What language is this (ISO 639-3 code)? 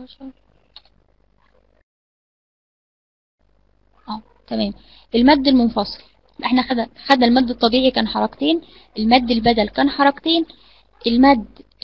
ara